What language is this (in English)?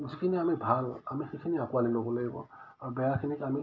Assamese